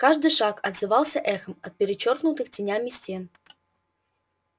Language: Russian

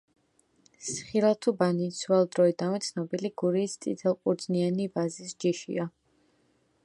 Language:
Georgian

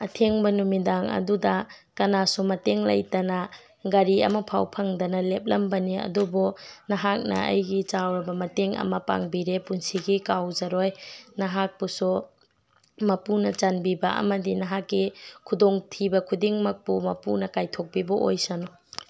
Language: Manipuri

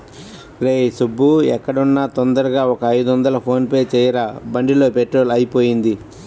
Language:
Telugu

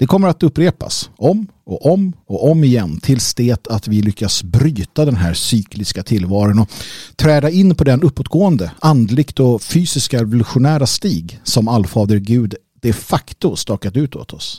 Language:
Swedish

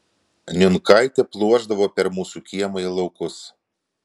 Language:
Lithuanian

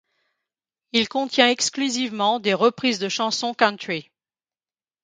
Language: French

